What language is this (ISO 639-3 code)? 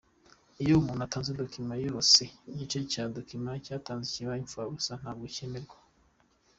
kin